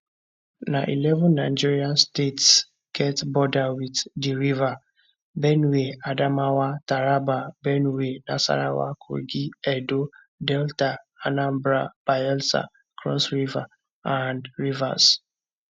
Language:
Nigerian Pidgin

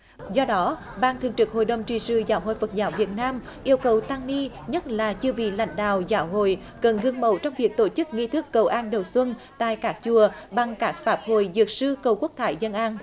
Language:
Vietnamese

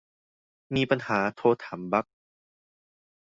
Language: Thai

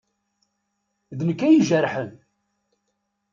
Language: Kabyle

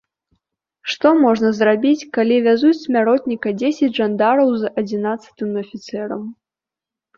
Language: Belarusian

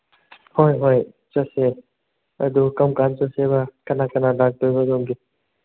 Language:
Manipuri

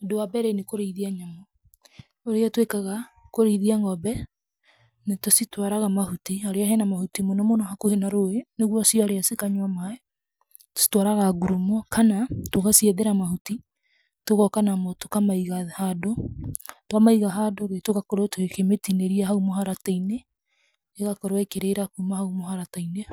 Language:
Kikuyu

